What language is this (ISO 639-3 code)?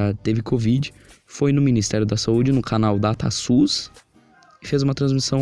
por